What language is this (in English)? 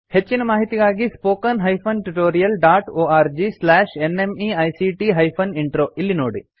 Kannada